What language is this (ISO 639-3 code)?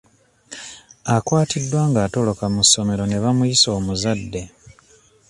lug